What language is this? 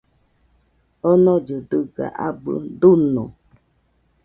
Nüpode Huitoto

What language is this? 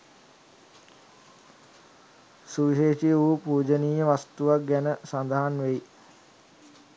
Sinhala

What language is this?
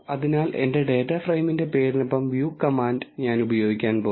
Malayalam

